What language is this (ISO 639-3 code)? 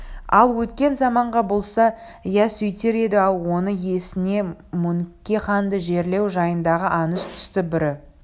kaz